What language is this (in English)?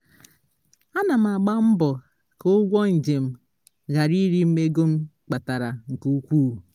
Igbo